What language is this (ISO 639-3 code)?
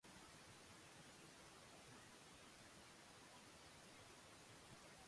jpn